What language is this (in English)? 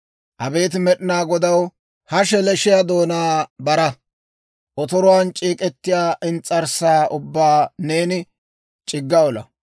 Dawro